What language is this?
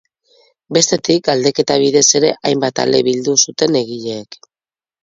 Basque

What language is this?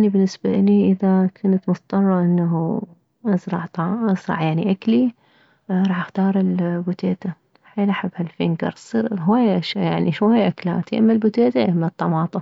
Mesopotamian Arabic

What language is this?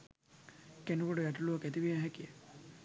Sinhala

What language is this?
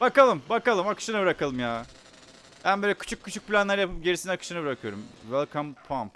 Turkish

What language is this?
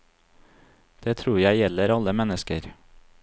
Norwegian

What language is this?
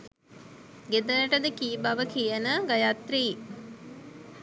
Sinhala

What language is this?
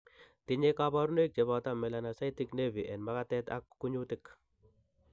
Kalenjin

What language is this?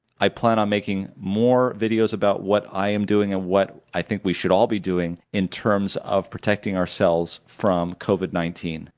English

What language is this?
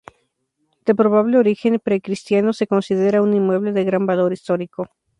Spanish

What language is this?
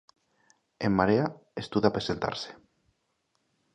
Galician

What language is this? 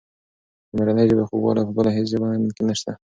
Pashto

